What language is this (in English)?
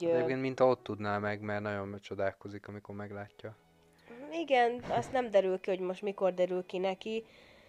Hungarian